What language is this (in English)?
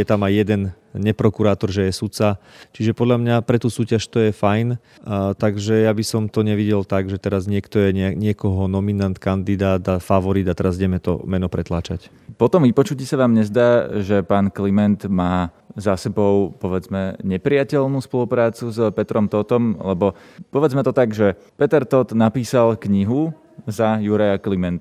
Slovak